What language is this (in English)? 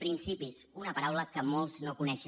Catalan